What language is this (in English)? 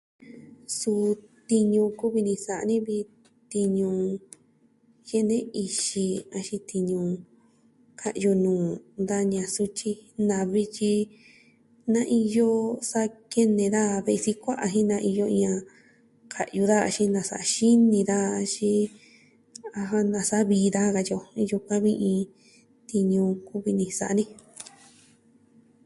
Southwestern Tlaxiaco Mixtec